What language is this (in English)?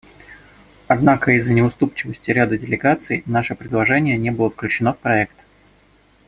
Russian